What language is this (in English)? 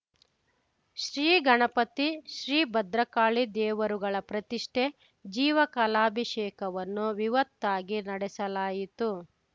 Kannada